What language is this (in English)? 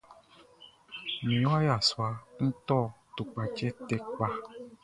Baoulé